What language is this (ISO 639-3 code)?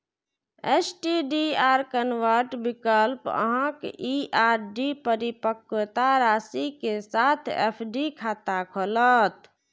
mai